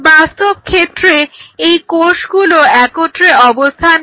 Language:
Bangla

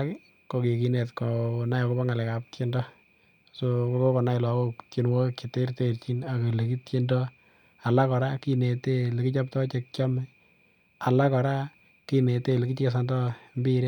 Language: Kalenjin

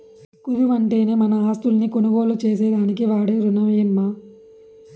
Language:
Telugu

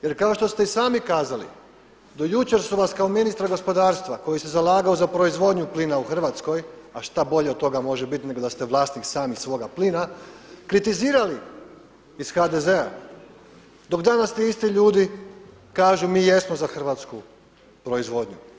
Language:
Croatian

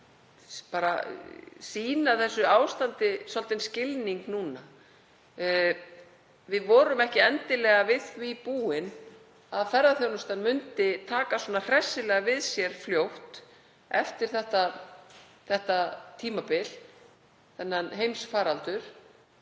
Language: Icelandic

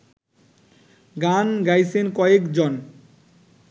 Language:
Bangla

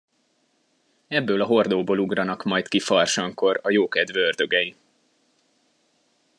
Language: Hungarian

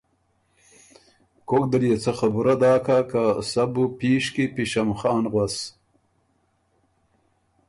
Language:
Ormuri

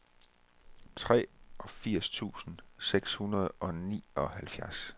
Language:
Danish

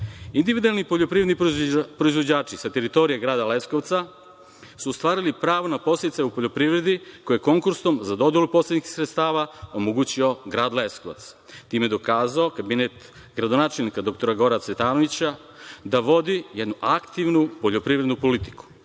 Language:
Serbian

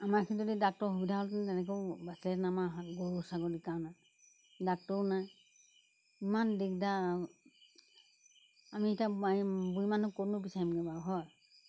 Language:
Assamese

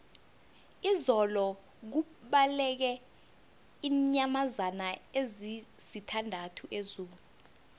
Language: South Ndebele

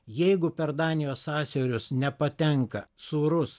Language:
Lithuanian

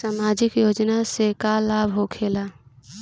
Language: Bhojpuri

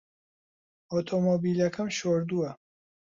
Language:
Central Kurdish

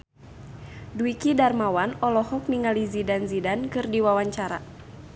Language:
Sundanese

